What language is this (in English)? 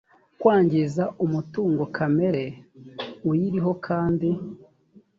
Kinyarwanda